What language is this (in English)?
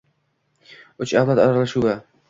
Uzbek